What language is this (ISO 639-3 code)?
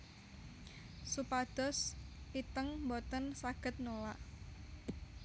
jav